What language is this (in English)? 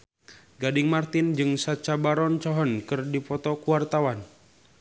Sundanese